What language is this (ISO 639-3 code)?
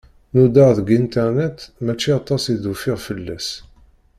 kab